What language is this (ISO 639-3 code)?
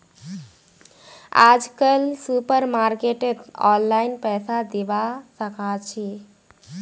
mag